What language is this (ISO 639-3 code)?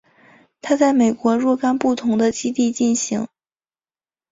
zho